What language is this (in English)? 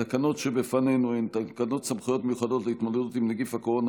Hebrew